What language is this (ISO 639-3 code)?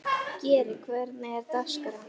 isl